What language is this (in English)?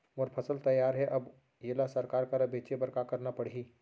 Chhattisgarhi